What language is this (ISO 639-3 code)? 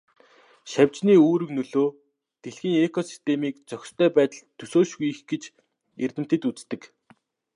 mon